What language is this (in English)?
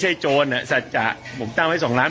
Thai